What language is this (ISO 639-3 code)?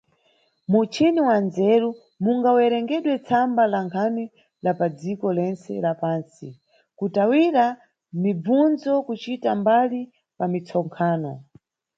nyu